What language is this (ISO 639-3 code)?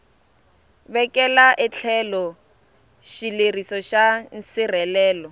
tso